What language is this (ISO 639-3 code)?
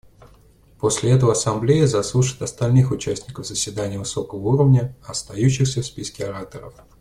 rus